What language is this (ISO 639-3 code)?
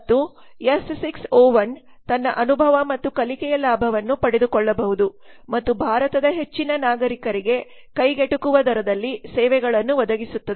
kan